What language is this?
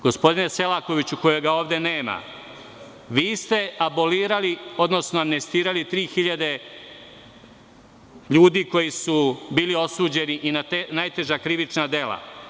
Serbian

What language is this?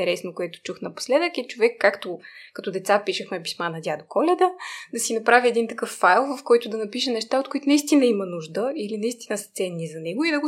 Bulgarian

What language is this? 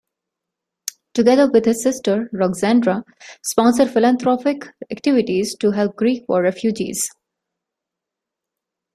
English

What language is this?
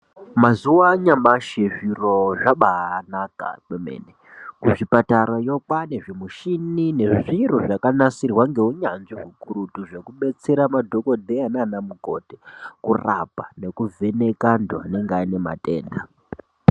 Ndau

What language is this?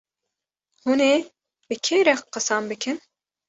Kurdish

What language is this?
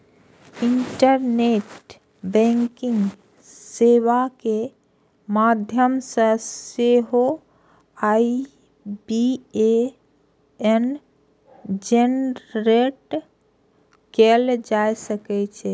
Maithili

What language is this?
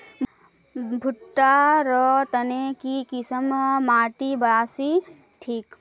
Magahi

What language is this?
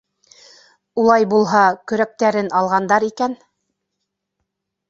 Bashkir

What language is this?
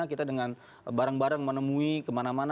Indonesian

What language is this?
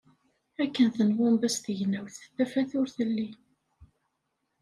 Kabyle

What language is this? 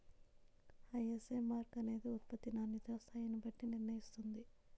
Telugu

